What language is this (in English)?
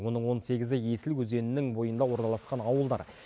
Kazakh